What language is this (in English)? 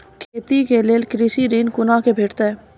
Maithili